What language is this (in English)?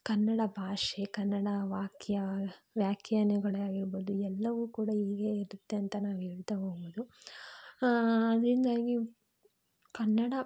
Kannada